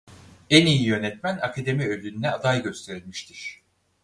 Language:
Turkish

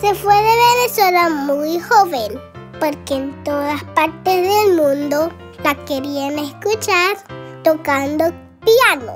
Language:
Spanish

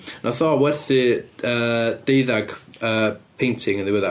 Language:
Welsh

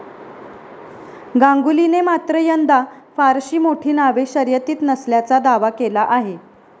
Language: Marathi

